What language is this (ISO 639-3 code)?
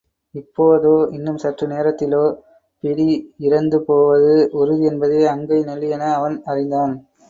tam